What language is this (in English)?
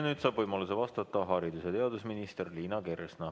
Estonian